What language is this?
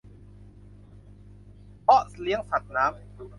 Thai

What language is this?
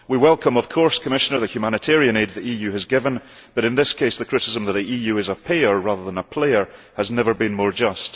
English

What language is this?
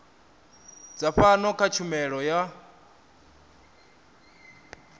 Venda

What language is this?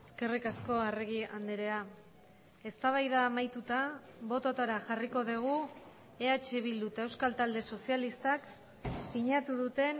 Basque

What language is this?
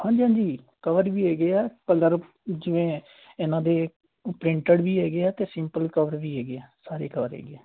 Punjabi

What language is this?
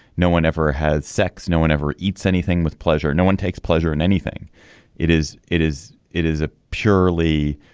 English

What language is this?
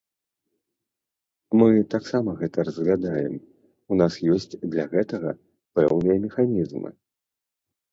Belarusian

